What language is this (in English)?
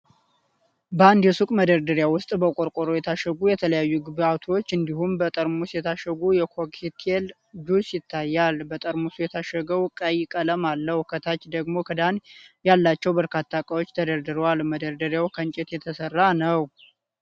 Amharic